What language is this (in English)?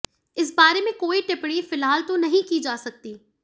Hindi